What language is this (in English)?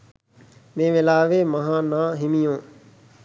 Sinhala